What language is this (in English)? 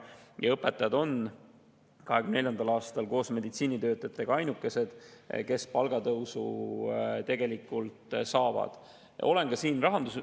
Estonian